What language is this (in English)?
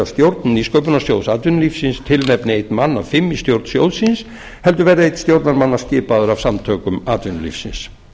Icelandic